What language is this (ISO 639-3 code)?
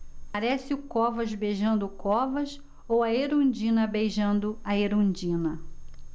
por